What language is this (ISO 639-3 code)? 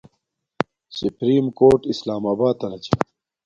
dmk